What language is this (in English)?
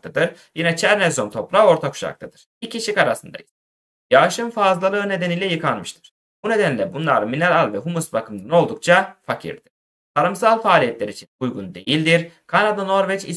Turkish